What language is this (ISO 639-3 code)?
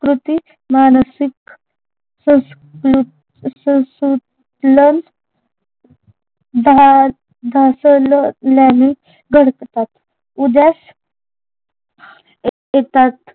mar